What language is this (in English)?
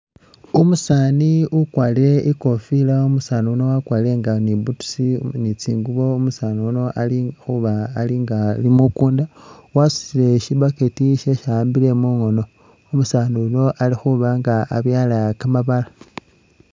Masaaba